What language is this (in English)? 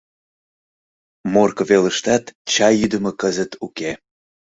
Mari